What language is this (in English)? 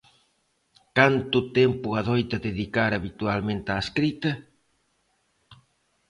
Galician